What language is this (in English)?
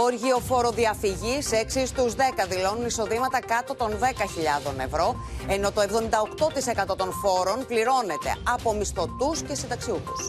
Greek